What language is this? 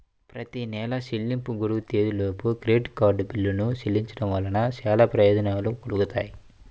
Telugu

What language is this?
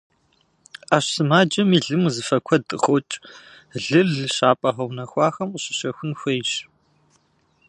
Kabardian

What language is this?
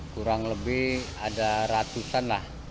Indonesian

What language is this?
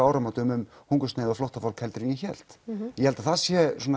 Icelandic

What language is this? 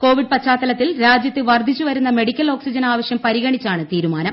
Malayalam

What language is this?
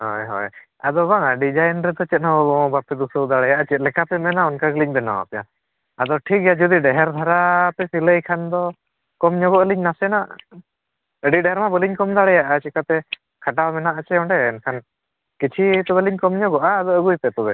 Santali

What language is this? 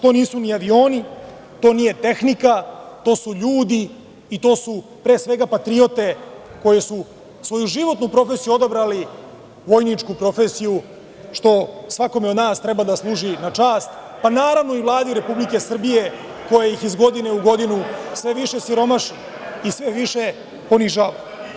Serbian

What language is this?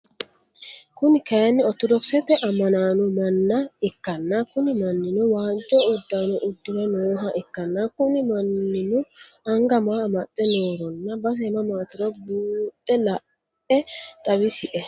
Sidamo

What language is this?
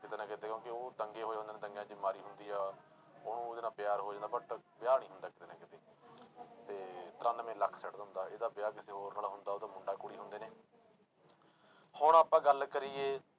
Punjabi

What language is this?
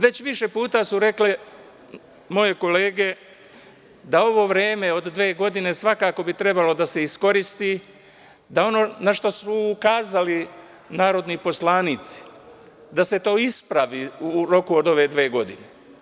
Serbian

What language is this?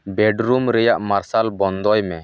Santali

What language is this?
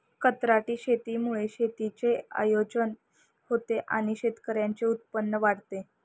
Marathi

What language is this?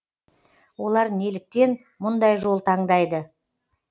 Kazakh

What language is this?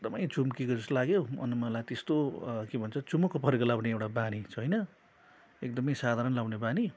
Nepali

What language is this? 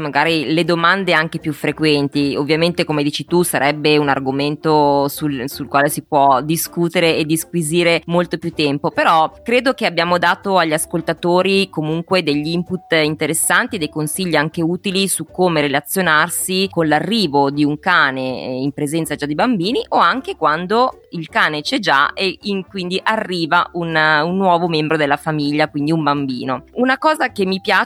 Italian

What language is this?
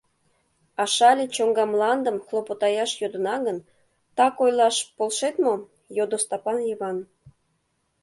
Mari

